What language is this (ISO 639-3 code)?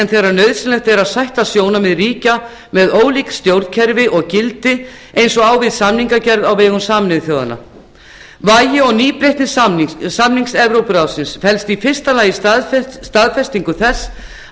isl